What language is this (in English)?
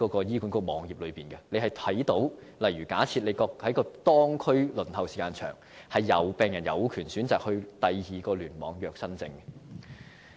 Cantonese